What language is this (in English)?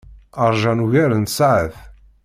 Kabyle